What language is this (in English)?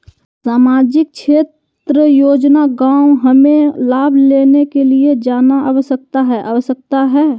Magahi